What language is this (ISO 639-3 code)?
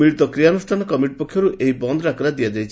ori